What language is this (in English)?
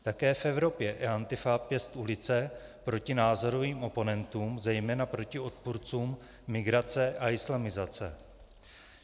Czech